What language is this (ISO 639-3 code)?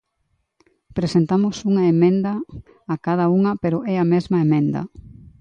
glg